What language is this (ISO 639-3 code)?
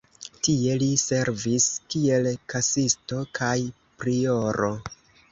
epo